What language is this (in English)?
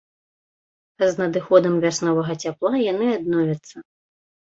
Belarusian